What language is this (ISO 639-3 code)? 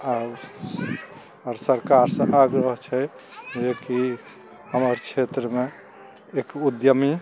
mai